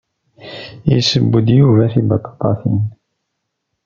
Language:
Kabyle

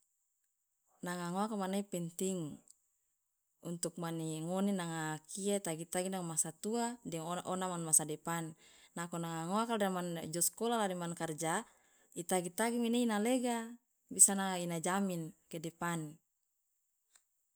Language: Loloda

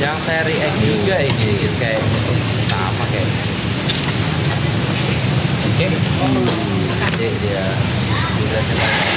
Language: Indonesian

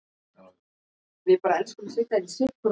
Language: Icelandic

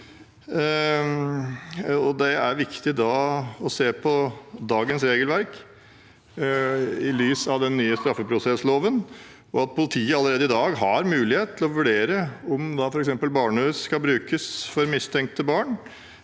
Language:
Norwegian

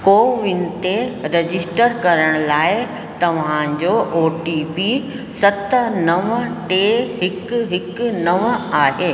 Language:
Sindhi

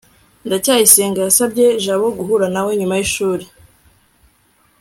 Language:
Kinyarwanda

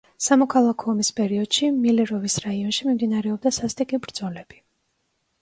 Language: Georgian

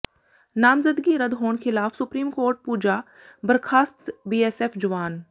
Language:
Punjabi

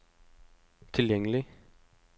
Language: Norwegian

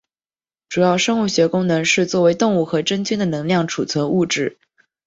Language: Chinese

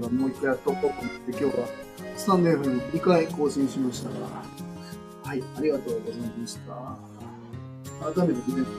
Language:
Japanese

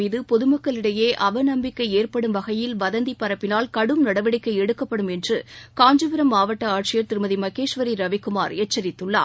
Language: Tamil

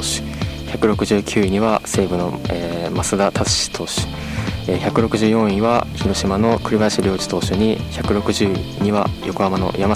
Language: Japanese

